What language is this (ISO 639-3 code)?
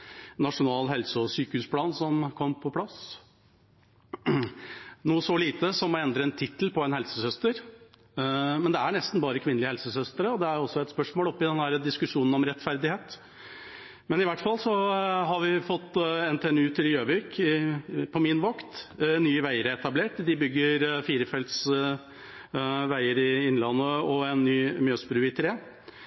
nob